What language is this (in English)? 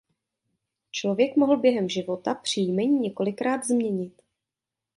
Czech